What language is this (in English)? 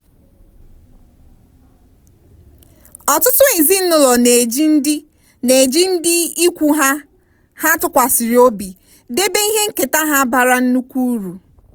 Igbo